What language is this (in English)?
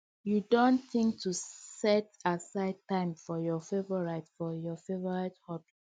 Nigerian Pidgin